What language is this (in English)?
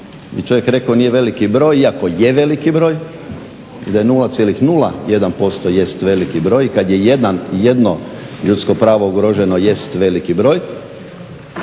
Croatian